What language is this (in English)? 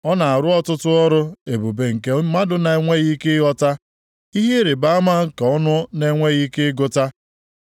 Igbo